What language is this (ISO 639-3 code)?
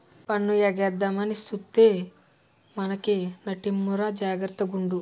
tel